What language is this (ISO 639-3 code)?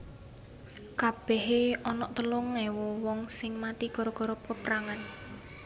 jav